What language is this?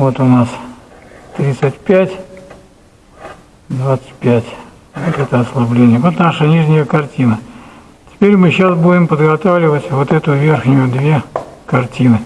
Russian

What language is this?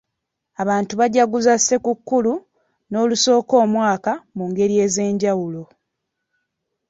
Ganda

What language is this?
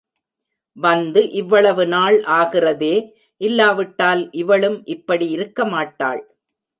Tamil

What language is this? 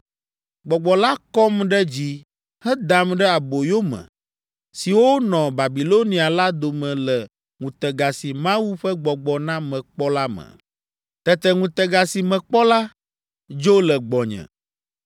Ewe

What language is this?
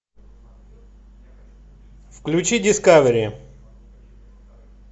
Russian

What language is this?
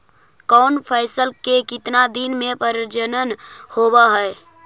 Magahi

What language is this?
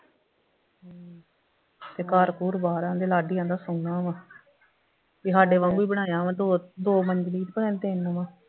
Punjabi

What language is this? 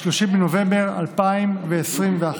Hebrew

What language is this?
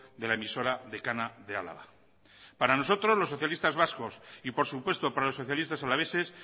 Spanish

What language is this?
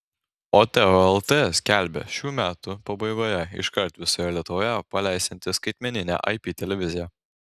Lithuanian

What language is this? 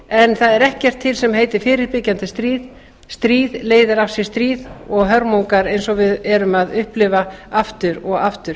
Icelandic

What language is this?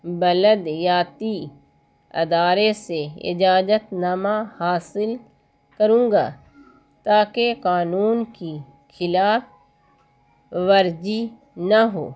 Urdu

